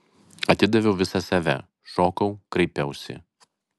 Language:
Lithuanian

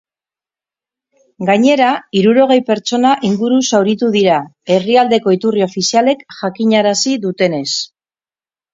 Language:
Basque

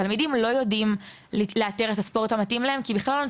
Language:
Hebrew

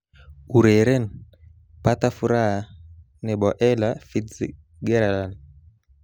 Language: Kalenjin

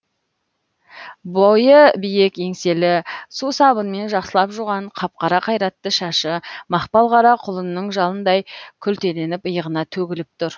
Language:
Kazakh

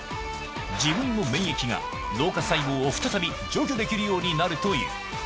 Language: Japanese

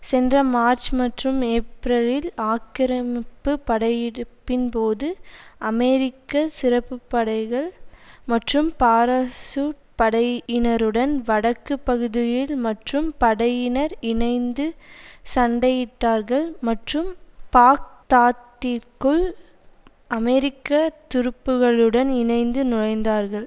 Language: Tamil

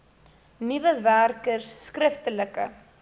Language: Afrikaans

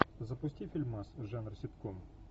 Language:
Russian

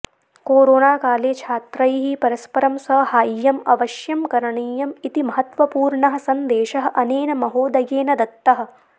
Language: Sanskrit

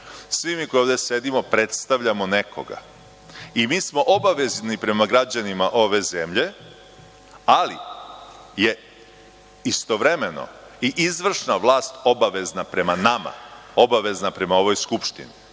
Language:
Serbian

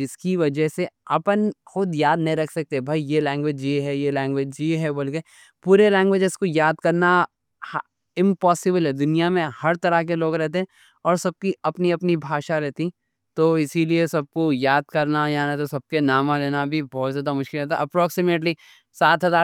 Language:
Deccan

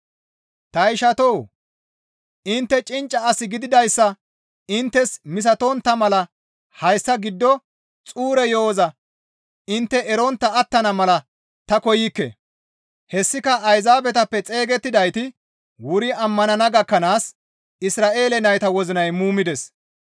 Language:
Gamo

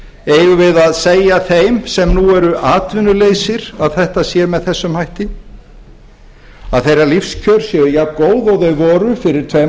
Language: Icelandic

